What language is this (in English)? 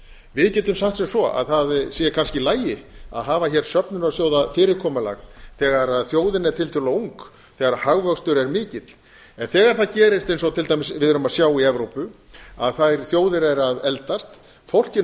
Icelandic